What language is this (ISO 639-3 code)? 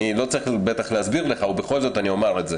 heb